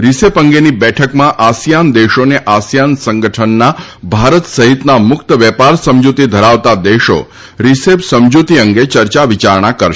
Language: Gujarati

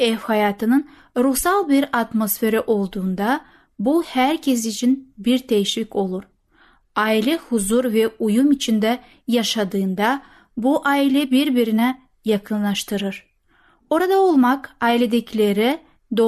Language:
Turkish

